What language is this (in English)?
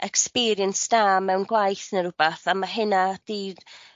Welsh